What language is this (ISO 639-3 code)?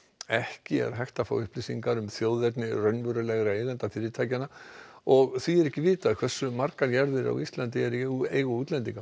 isl